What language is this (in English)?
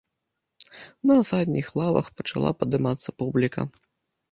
Belarusian